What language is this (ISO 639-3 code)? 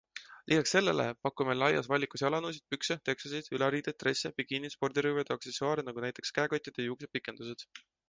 est